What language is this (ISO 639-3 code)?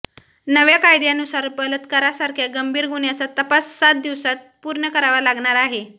mar